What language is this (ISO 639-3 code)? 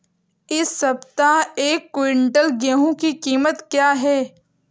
hin